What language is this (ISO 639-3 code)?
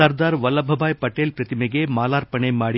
kan